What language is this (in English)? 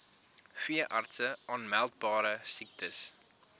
Afrikaans